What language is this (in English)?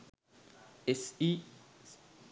Sinhala